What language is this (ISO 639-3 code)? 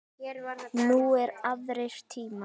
isl